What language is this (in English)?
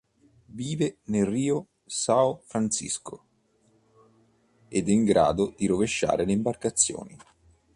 Italian